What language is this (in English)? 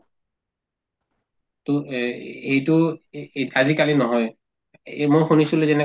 Assamese